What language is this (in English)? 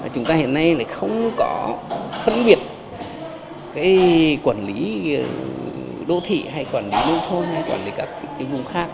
Vietnamese